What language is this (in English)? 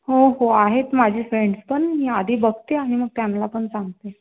Marathi